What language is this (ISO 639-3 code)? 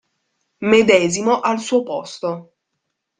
ita